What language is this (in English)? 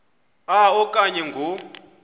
Xhosa